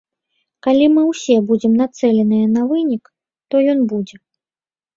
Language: Belarusian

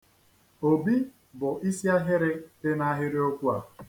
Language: Igbo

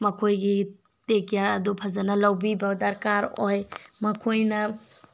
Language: Manipuri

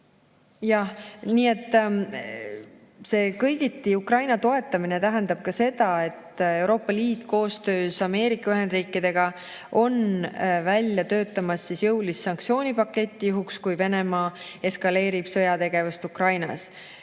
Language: Estonian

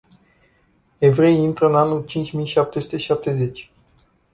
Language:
Romanian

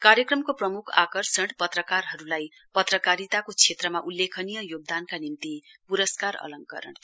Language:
Nepali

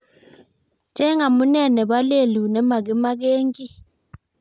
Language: Kalenjin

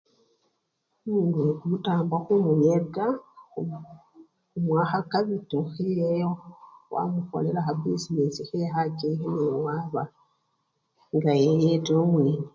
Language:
Luyia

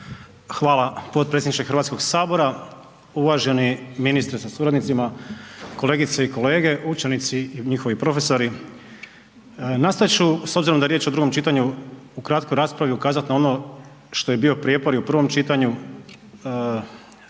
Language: Croatian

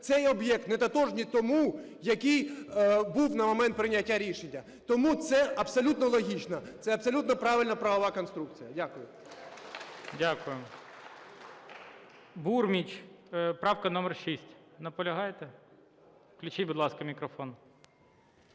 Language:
Ukrainian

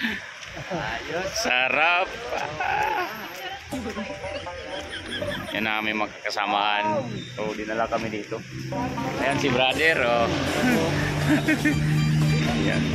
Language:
Filipino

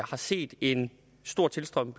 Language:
Danish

